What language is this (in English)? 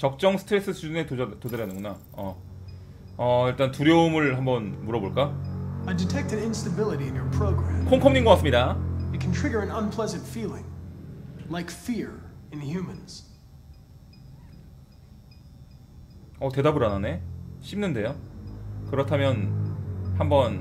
Korean